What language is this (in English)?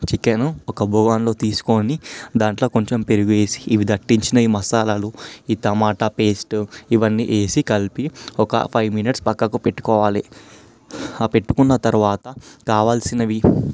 Telugu